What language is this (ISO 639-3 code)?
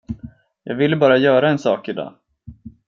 swe